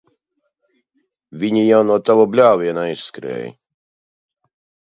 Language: Latvian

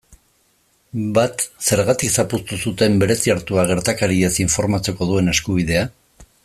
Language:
Basque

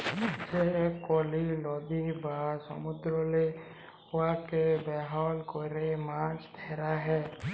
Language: Bangla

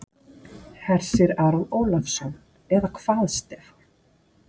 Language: Icelandic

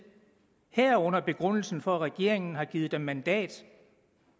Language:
Danish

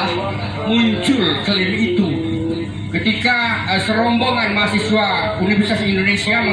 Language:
Indonesian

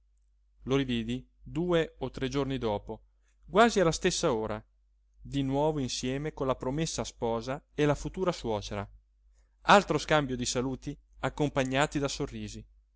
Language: Italian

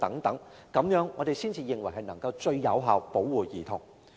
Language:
Cantonese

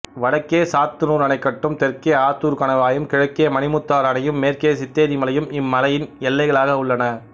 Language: Tamil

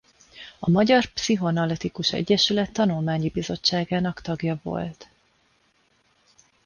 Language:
Hungarian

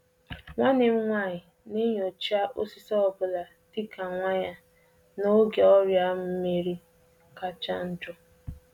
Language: Igbo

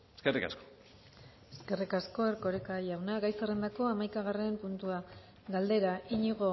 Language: Basque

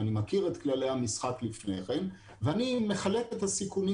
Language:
Hebrew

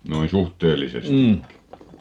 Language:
Finnish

